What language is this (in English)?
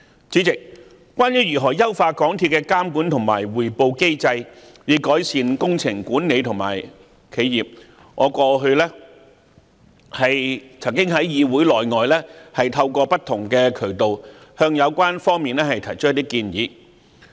Cantonese